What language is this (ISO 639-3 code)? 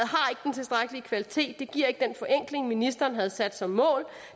dan